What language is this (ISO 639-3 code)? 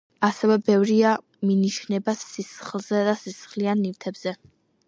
kat